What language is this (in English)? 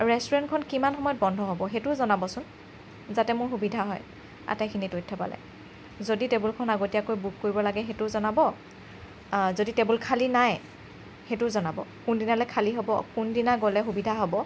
Assamese